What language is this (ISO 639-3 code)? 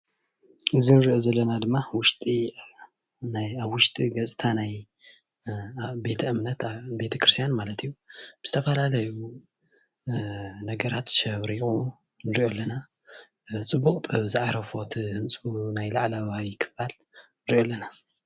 tir